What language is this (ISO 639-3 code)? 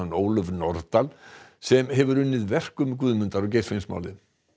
isl